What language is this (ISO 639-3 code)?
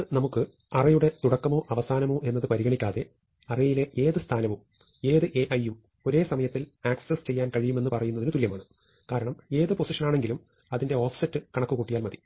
mal